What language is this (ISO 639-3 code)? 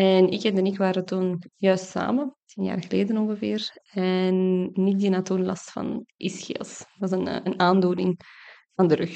nld